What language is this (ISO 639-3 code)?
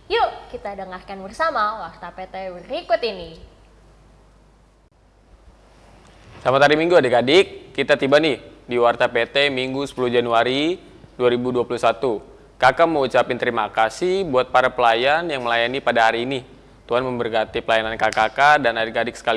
ind